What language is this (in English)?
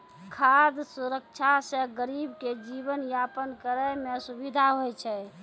Maithili